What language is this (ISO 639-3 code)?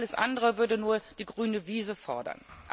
deu